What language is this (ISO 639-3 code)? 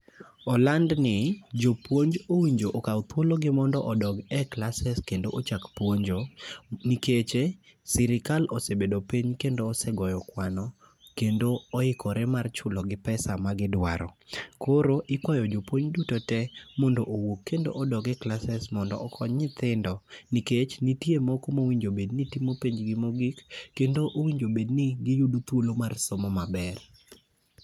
luo